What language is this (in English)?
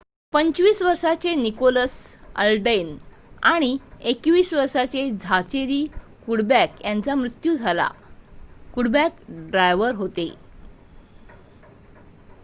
Marathi